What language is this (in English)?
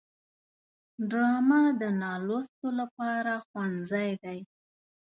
Pashto